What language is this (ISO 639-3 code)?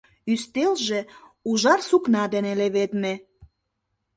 chm